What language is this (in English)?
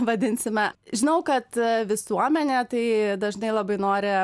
Lithuanian